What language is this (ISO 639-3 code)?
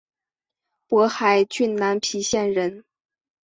zho